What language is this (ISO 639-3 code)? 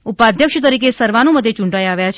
guj